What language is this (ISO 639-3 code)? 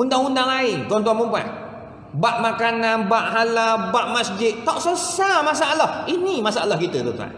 msa